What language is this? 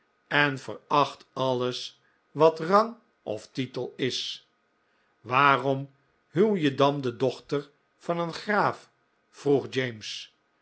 Dutch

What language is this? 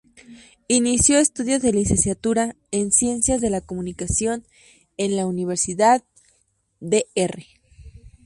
Spanish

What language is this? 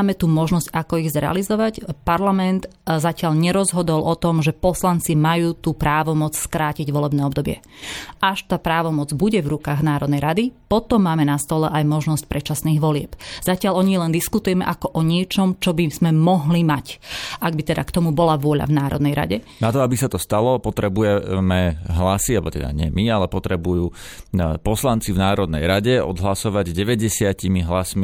Slovak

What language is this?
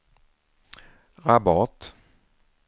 Swedish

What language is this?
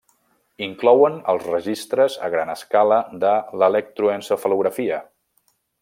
Catalan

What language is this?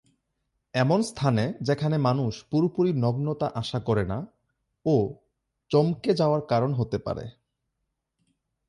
Bangla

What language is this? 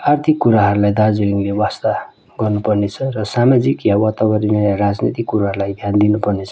Nepali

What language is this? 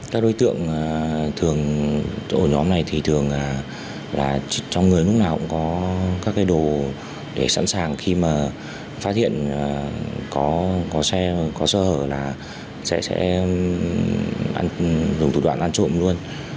Vietnamese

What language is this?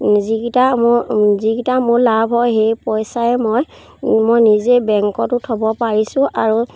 Assamese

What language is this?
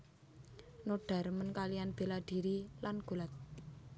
Javanese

